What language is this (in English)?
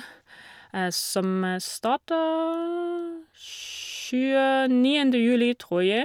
Norwegian